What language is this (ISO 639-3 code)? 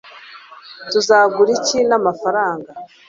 kin